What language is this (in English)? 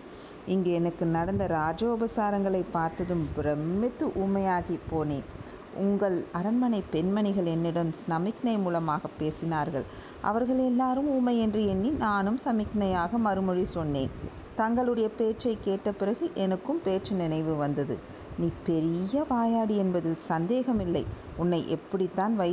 Tamil